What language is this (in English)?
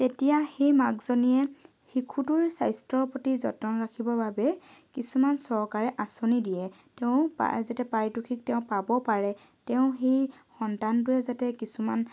Assamese